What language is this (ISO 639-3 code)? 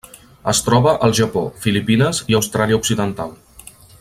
cat